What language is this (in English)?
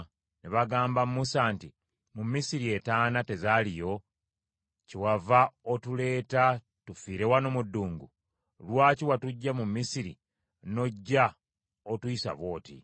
Ganda